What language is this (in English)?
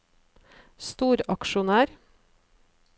Norwegian